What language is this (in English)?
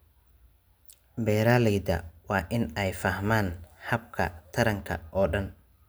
Somali